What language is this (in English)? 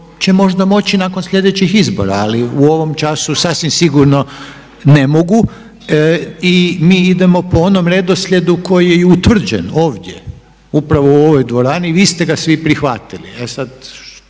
Croatian